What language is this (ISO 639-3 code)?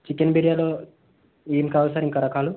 tel